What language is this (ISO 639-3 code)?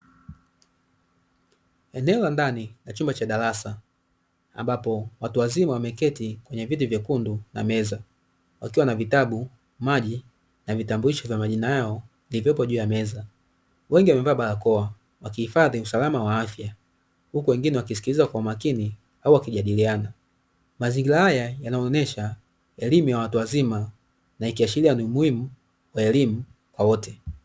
swa